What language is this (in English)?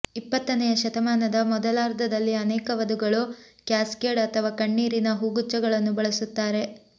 Kannada